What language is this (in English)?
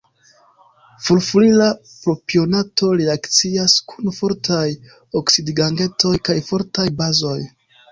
Esperanto